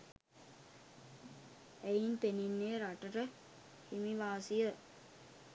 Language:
Sinhala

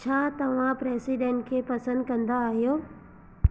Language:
Sindhi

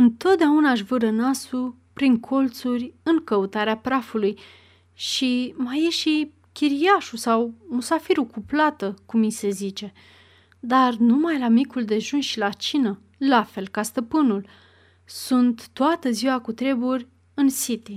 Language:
Romanian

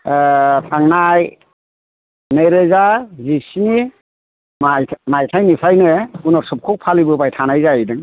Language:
Bodo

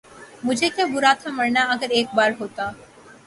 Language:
Urdu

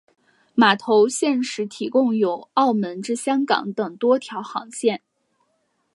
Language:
Chinese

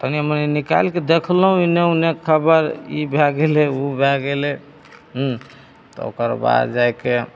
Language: Maithili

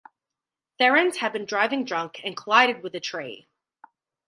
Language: English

